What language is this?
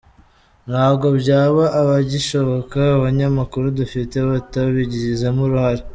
Kinyarwanda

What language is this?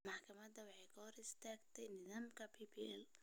Somali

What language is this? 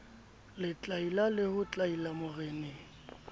Southern Sotho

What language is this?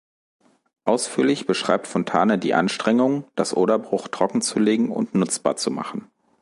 German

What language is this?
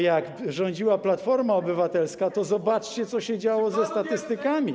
Polish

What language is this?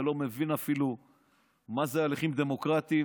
Hebrew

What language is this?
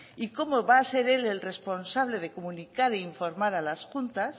Spanish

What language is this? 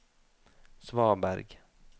Norwegian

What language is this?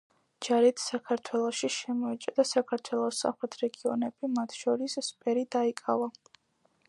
Georgian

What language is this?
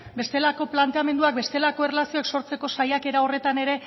Basque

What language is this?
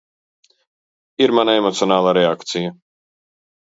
Latvian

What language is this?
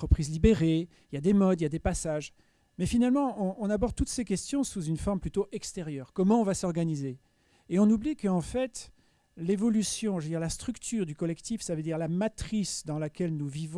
French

